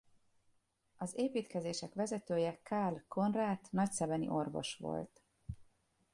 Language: Hungarian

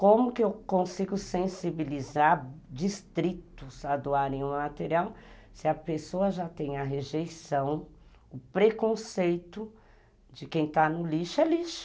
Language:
Portuguese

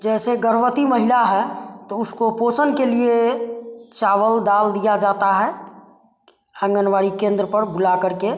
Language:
Hindi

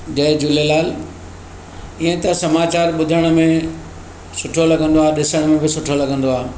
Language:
Sindhi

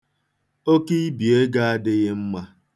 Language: Igbo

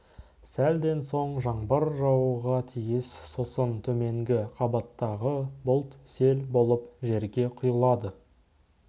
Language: Kazakh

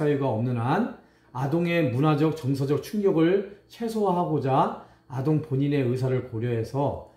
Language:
Korean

